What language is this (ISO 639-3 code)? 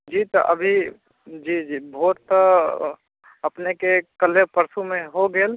mai